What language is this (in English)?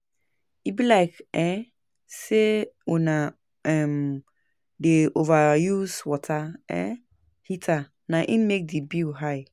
Nigerian Pidgin